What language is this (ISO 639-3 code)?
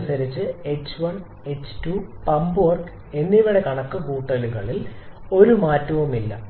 mal